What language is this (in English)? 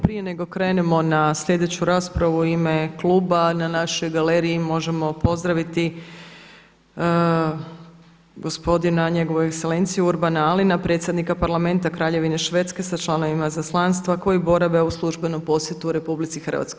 Croatian